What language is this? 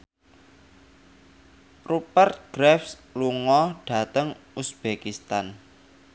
Javanese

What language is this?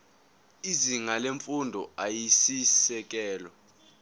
Zulu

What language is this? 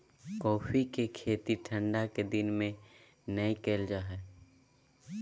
Magahi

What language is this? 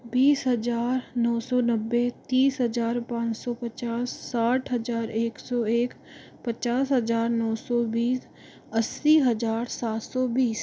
Hindi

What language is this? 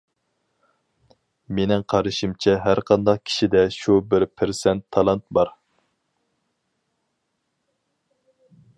Uyghur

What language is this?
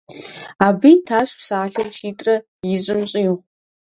Kabardian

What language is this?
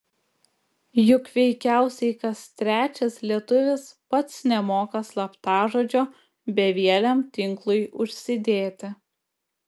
Lithuanian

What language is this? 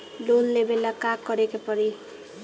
Bhojpuri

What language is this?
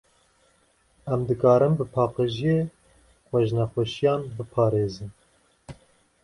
Kurdish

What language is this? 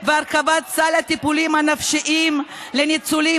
Hebrew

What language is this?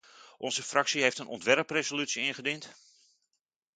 Dutch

